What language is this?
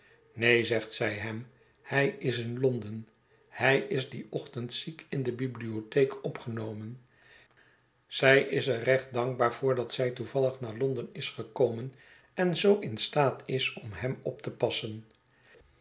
Dutch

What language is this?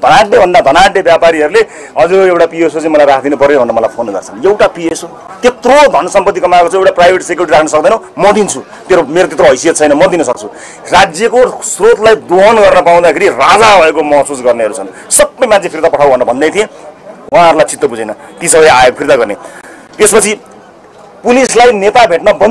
Indonesian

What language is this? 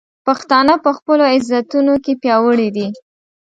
Pashto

